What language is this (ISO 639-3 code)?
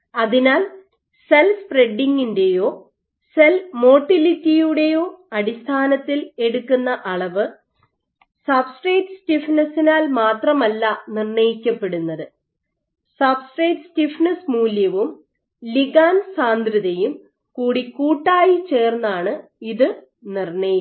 mal